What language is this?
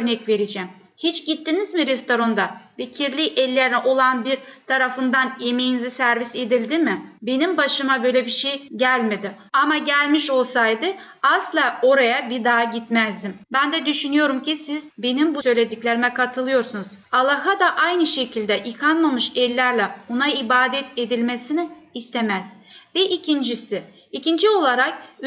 Turkish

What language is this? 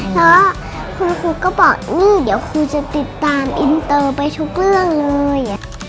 Thai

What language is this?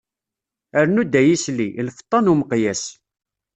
Kabyle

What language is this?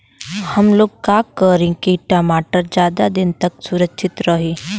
Bhojpuri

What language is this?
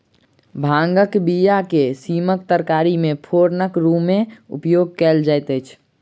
Maithili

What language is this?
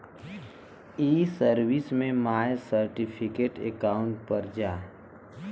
Bhojpuri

